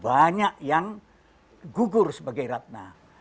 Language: Indonesian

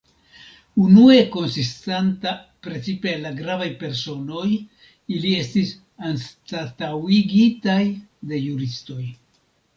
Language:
Esperanto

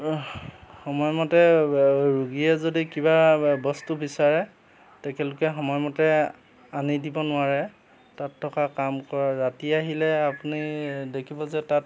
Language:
Assamese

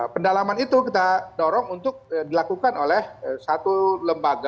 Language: Indonesian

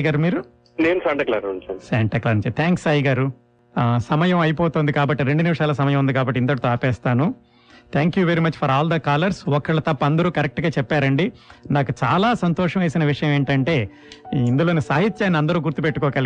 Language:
Telugu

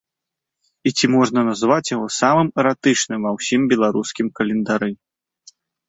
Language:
Belarusian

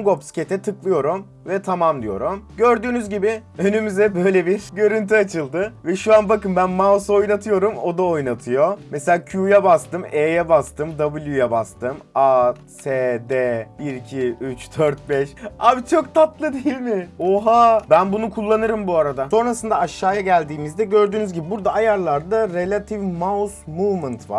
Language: Turkish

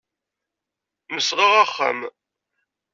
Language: Kabyle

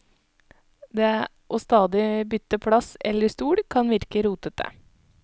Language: Norwegian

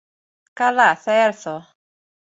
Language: Greek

